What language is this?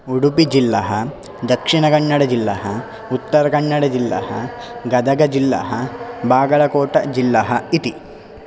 Sanskrit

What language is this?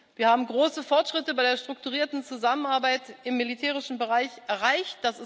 German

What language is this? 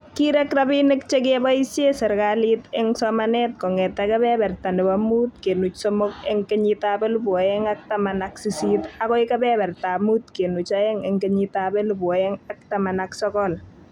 Kalenjin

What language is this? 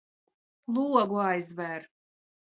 Latvian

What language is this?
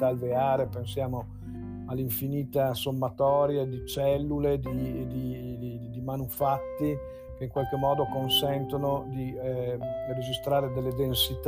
Italian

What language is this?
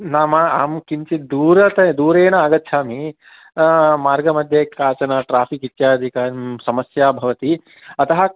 Sanskrit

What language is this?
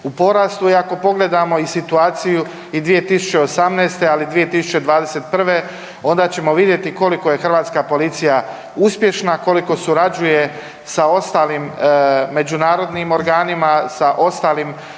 Croatian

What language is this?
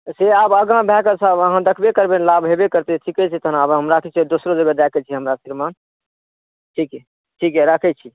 Maithili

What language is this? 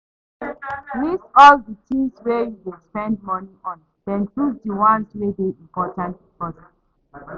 Nigerian Pidgin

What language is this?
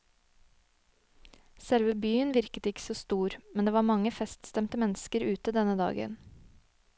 Norwegian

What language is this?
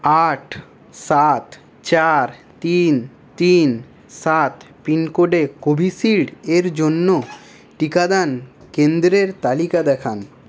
Bangla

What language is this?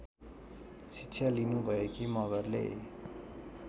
Nepali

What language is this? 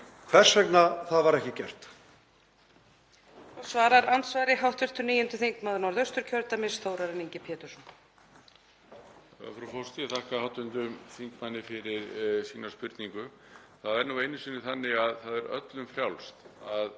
Icelandic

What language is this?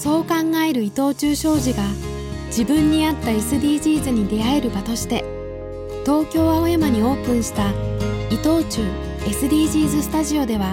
Japanese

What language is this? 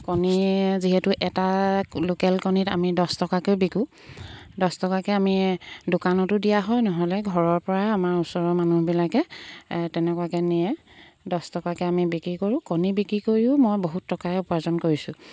Assamese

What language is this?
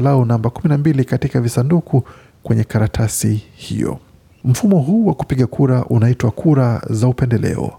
Swahili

